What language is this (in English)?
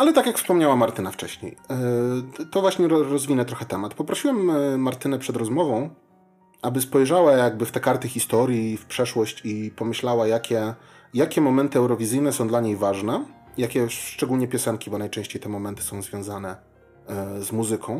Polish